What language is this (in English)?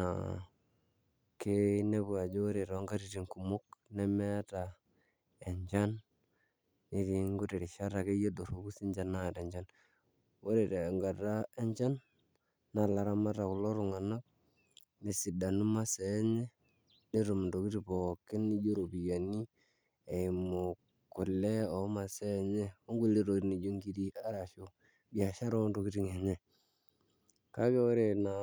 Masai